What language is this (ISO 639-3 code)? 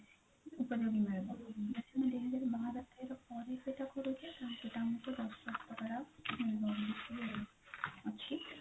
ori